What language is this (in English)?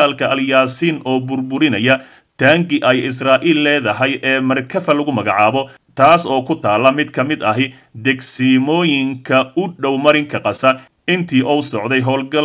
Arabic